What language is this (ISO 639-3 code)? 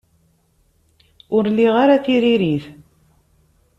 kab